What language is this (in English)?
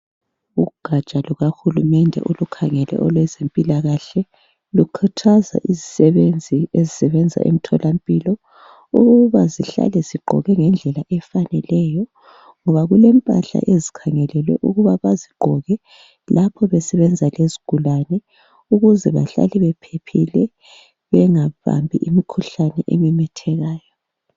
North Ndebele